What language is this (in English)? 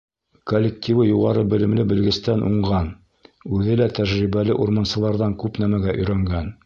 Bashkir